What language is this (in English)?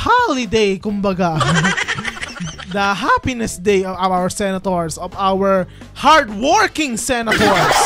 Filipino